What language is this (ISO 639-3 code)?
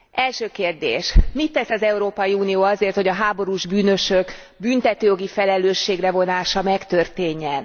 hun